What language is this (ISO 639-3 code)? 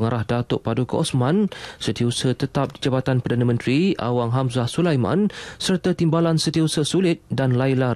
msa